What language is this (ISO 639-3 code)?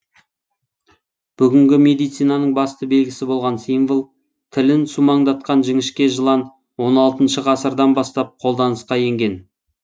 kaz